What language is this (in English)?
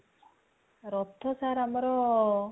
Odia